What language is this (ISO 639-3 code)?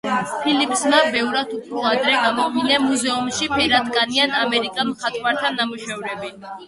kat